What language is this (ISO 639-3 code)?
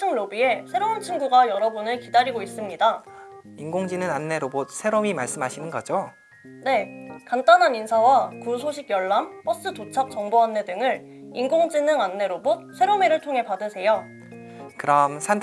kor